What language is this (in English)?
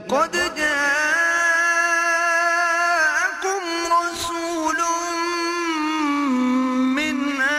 Urdu